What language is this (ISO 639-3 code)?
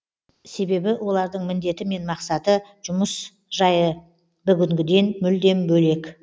kaz